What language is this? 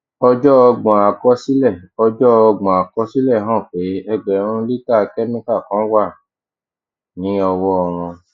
Yoruba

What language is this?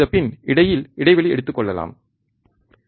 Tamil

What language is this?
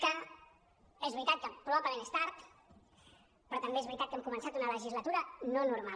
Catalan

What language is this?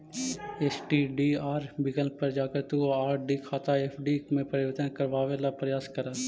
Magahi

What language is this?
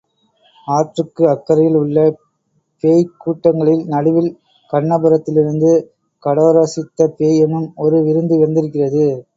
Tamil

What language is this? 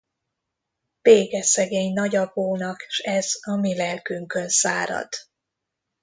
Hungarian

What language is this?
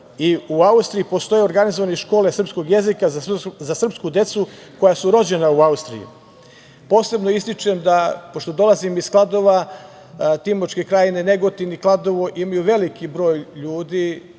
Serbian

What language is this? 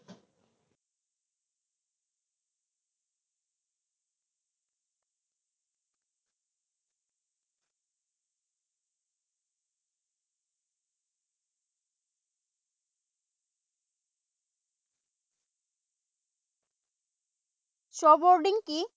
Assamese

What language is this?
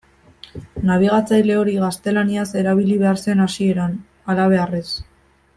Basque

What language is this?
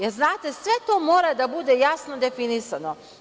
Serbian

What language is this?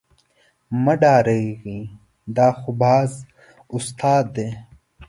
Pashto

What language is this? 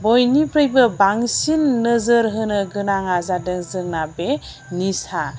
Bodo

